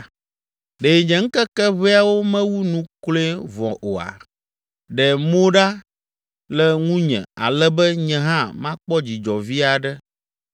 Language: Ewe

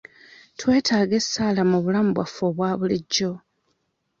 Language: Ganda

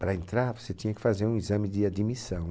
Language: Portuguese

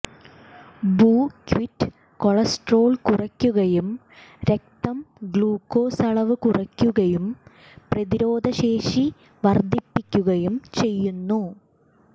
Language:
Malayalam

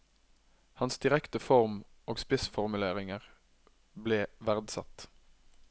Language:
Norwegian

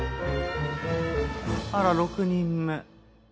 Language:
Japanese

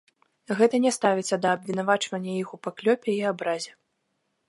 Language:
Belarusian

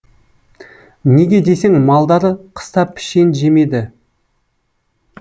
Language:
Kazakh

